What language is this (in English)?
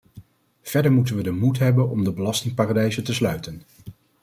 Dutch